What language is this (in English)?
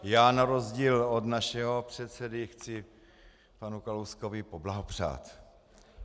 Czech